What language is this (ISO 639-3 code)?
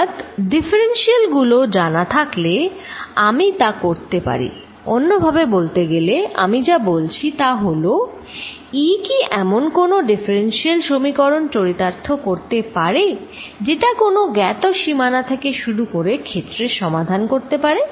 ben